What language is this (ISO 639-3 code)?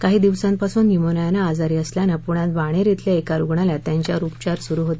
mar